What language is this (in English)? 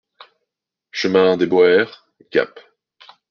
French